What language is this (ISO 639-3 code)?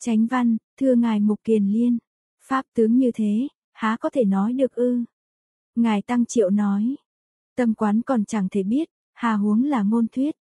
vie